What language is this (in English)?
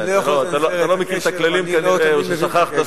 Hebrew